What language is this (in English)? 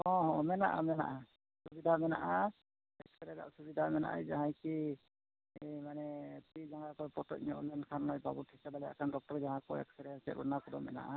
Santali